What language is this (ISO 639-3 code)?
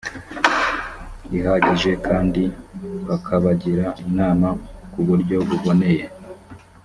kin